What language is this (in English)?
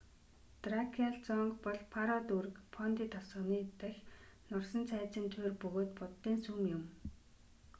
Mongolian